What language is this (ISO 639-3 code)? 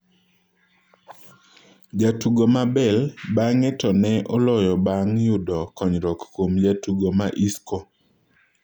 luo